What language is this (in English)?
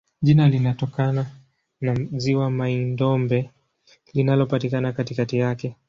Swahili